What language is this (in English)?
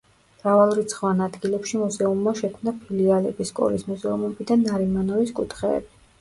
Georgian